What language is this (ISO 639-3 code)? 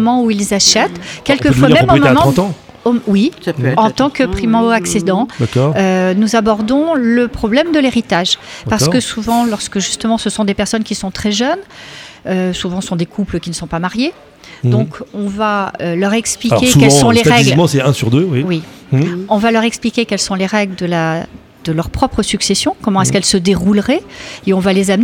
fra